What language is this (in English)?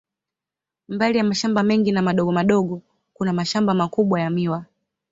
Swahili